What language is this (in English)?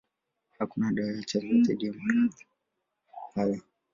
Swahili